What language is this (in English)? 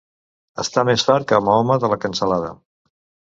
Catalan